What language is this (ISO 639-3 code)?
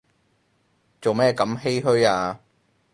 yue